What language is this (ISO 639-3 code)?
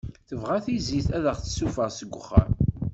kab